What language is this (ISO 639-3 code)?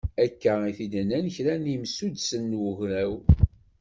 kab